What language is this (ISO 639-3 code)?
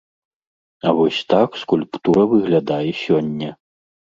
bel